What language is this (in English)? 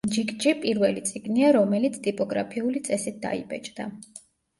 Georgian